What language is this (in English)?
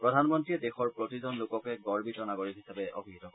Assamese